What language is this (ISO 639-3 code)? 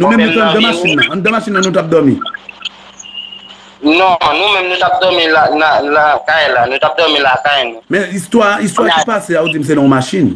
fra